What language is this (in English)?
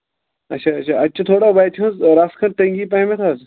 Kashmiri